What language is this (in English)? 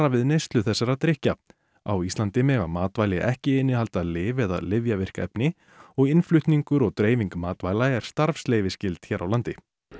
Icelandic